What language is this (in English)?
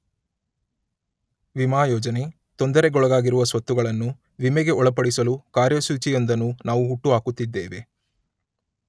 Kannada